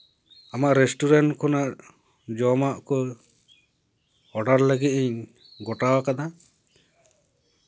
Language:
Santali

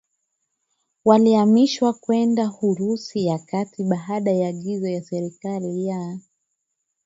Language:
Swahili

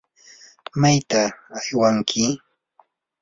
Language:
Yanahuanca Pasco Quechua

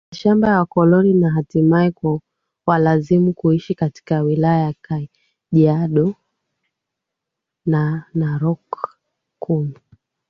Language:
Swahili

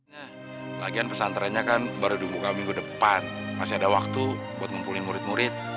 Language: Indonesian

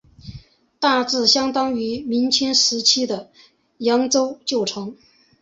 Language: Chinese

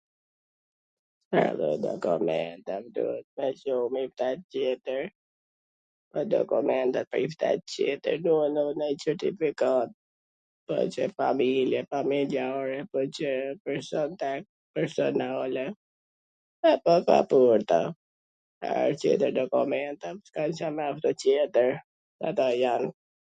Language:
Gheg Albanian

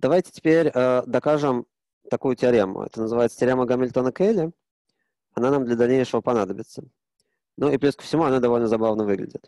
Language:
Russian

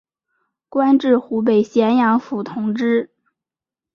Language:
Chinese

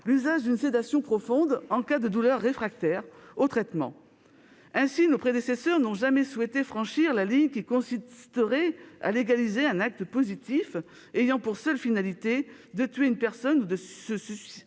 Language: French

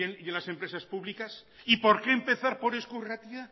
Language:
Spanish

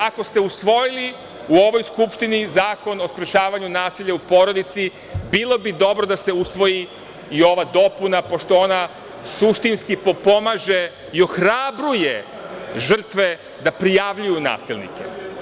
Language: Serbian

